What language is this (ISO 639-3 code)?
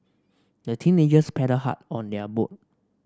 eng